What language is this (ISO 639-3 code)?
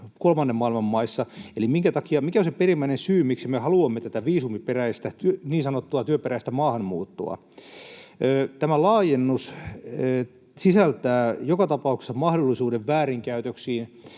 fin